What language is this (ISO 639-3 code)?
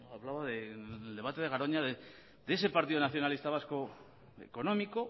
spa